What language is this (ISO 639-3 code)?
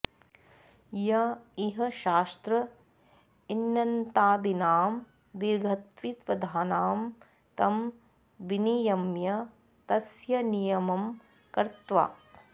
san